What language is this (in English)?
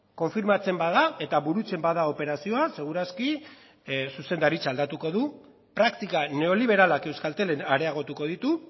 Basque